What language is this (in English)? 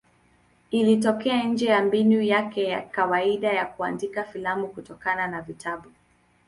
Swahili